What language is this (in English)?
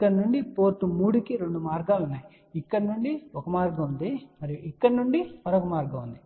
Telugu